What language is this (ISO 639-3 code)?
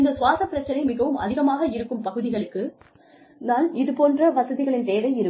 tam